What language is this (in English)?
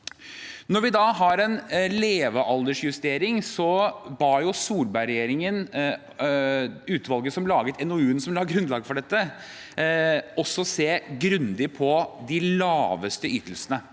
Norwegian